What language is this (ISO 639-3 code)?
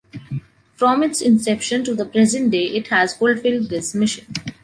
eng